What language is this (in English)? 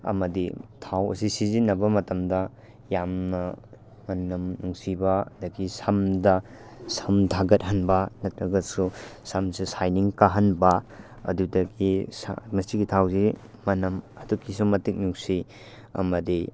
Manipuri